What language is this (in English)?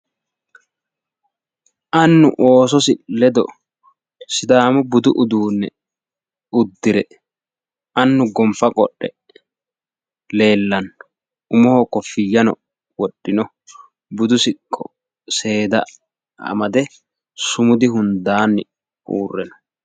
Sidamo